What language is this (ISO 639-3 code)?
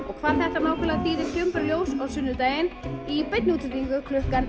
isl